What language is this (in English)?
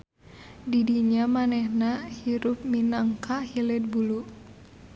Sundanese